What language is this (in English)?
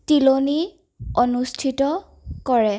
Assamese